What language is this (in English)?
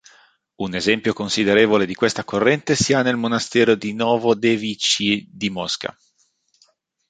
Italian